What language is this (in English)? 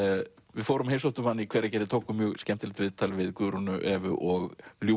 Icelandic